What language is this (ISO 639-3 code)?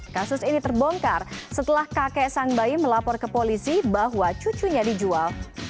ind